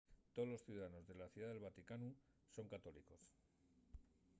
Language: Asturian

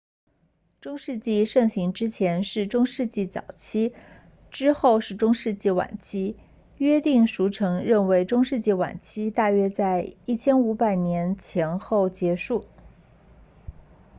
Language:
Chinese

